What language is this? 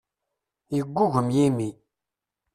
Kabyle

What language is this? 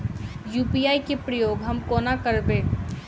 Maithili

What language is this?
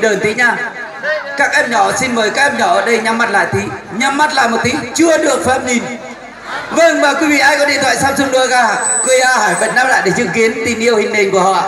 Vietnamese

